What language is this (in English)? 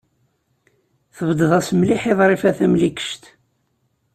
Kabyle